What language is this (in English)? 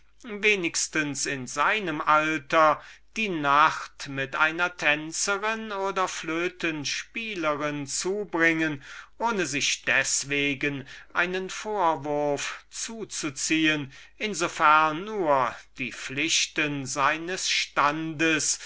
German